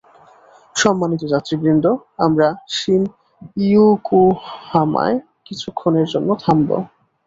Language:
Bangla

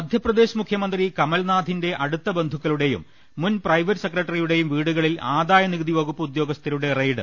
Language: Malayalam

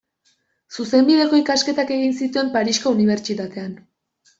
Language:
Basque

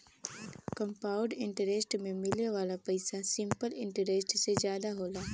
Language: Bhojpuri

